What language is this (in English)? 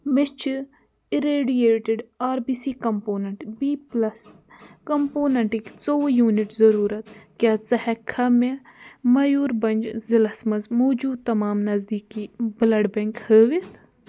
Kashmiri